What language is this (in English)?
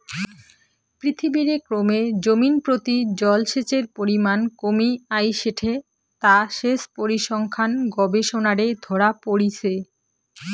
Bangla